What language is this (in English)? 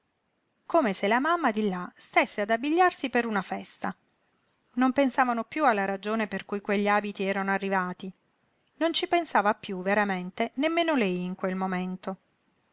Italian